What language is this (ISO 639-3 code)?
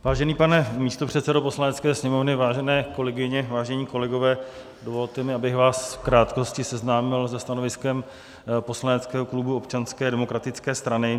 ces